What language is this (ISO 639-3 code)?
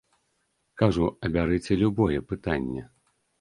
bel